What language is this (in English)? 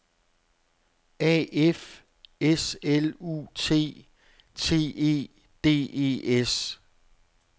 Danish